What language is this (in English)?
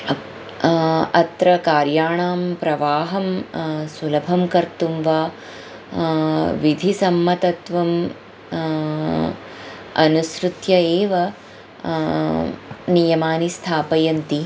Sanskrit